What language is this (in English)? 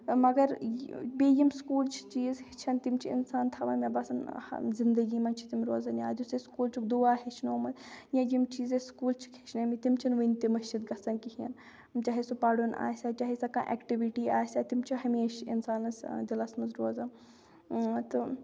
Kashmiri